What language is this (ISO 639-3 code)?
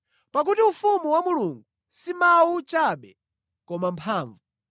nya